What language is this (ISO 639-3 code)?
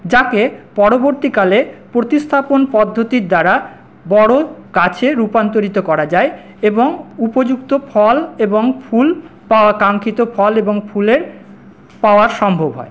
ben